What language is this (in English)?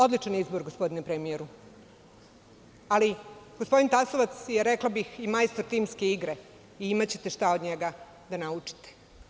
Serbian